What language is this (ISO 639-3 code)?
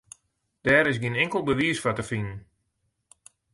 fry